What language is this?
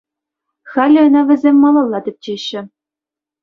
Chuvash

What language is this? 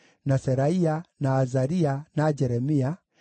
Kikuyu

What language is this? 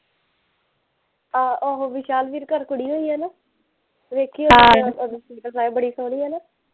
Punjabi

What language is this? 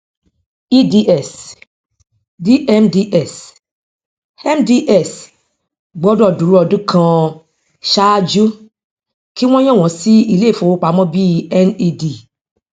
Yoruba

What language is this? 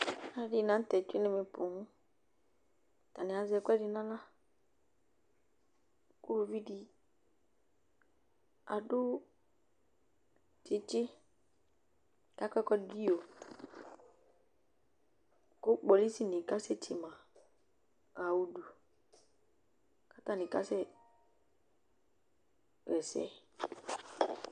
Ikposo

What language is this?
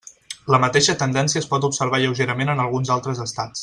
Catalan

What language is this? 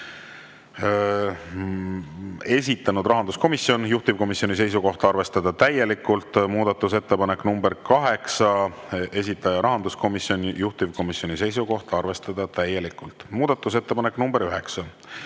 Estonian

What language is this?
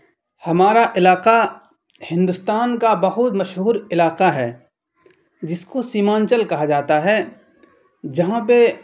Urdu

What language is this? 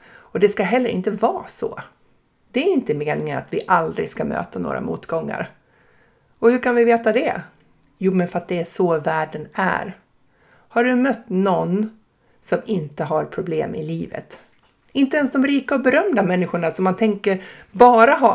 Swedish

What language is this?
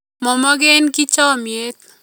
Kalenjin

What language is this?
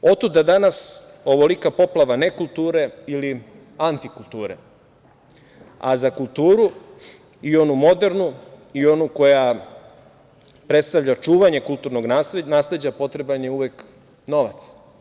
Serbian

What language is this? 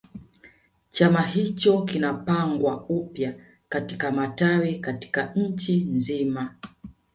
Swahili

